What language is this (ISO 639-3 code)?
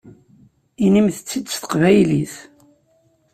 kab